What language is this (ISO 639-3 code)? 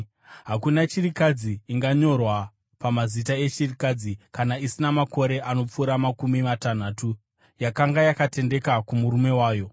sna